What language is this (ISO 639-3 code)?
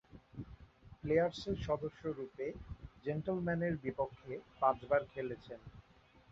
ben